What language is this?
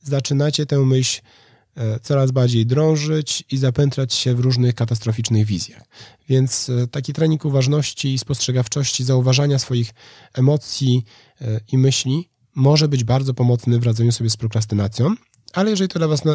Polish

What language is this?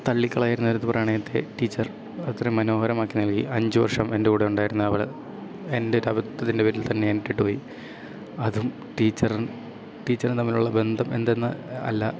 Malayalam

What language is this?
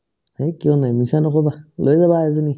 Assamese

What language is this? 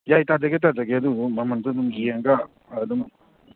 Manipuri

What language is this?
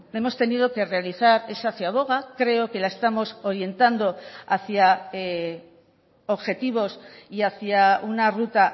Spanish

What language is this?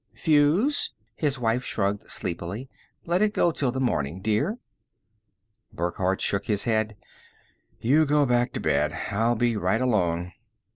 English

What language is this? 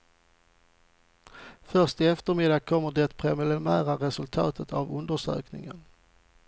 Swedish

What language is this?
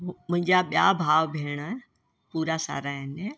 Sindhi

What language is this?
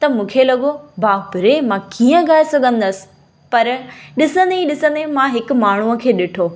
Sindhi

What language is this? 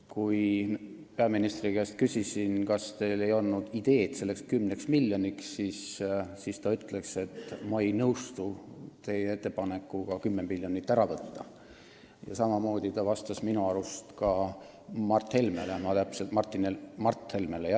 Estonian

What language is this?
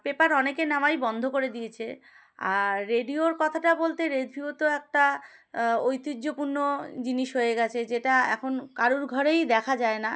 Bangla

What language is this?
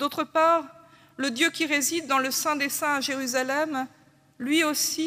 French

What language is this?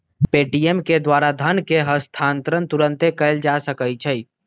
Magahi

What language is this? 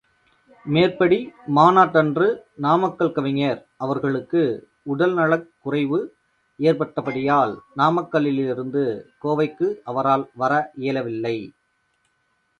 Tamil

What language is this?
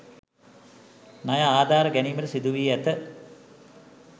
Sinhala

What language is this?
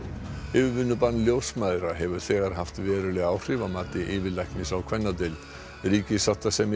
Icelandic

